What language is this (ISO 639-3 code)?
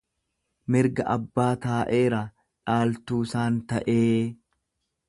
orm